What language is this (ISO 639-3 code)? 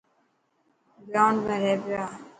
mki